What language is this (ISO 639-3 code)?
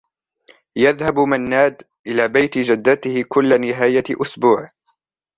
ara